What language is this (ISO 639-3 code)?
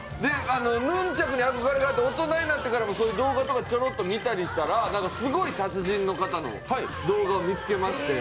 jpn